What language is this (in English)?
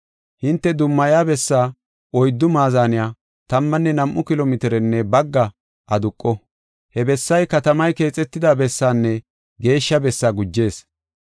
Gofa